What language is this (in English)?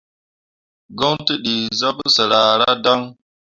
Mundang